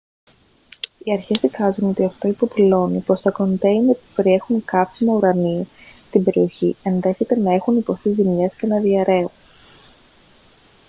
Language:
Greek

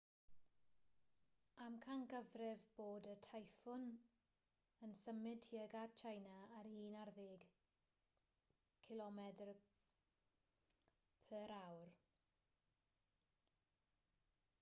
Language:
Welsh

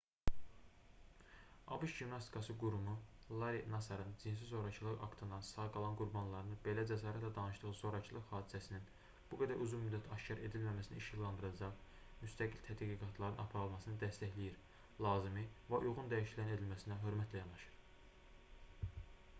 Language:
Azerbaijani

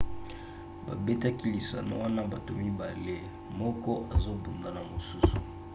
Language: Lingala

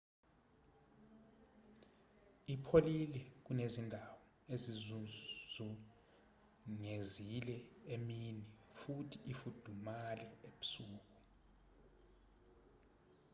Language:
Zulu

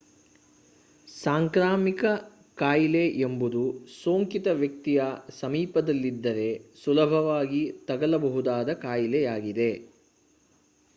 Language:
Kannada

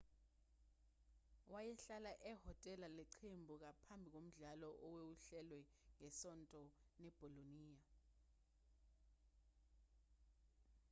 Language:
Zulu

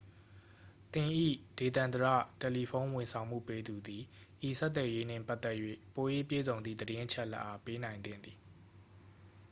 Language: Burmese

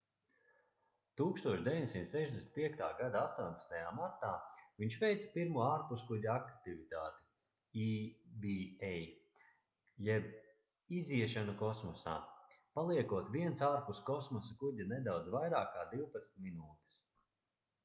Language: Latvian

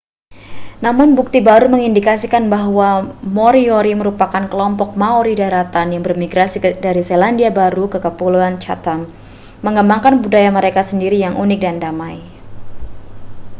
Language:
Indonesian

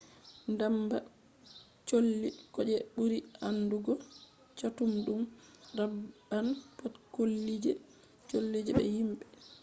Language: Fula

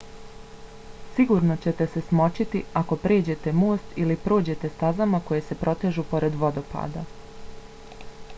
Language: Bosnian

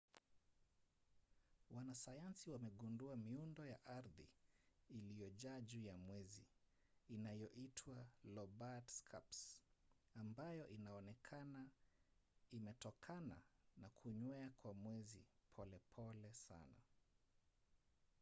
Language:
Swahili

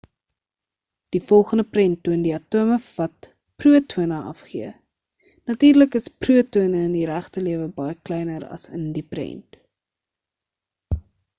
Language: Afrikaans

